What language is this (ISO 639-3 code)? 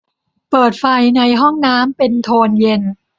tha